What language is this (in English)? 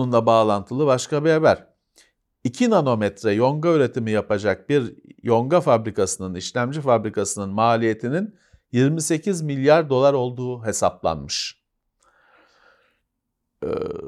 Turkish